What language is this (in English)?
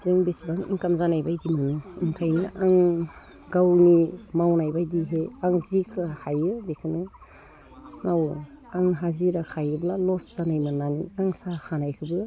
Bodo